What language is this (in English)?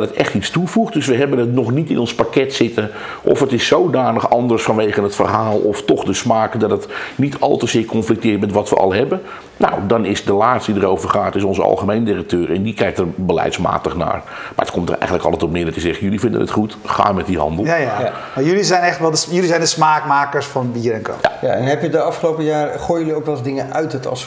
Dutch